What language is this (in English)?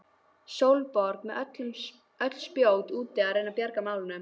Icelandic